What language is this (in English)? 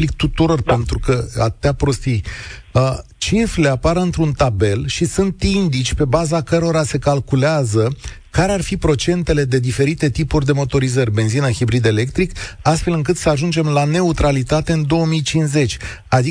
Romanian